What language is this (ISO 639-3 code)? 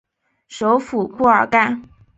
zho